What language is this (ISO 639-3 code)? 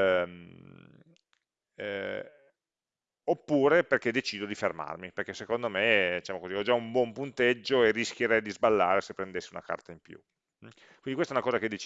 ita